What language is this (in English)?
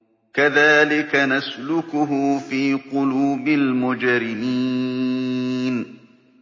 Arabic